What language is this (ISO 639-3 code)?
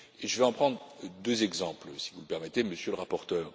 fra